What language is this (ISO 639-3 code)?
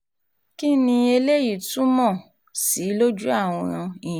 yor